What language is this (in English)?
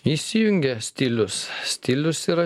Lithuanian